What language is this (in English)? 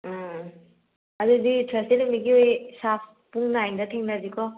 Manipuri